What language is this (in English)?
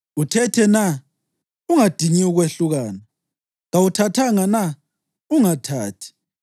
North Ndebele